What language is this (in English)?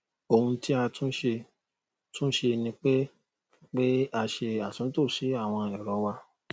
Yoruba